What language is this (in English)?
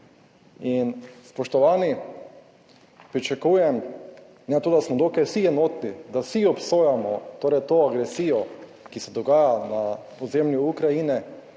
Slovenian